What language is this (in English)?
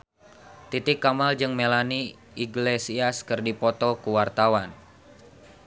Sundanese